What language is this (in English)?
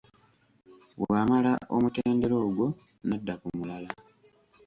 Ganda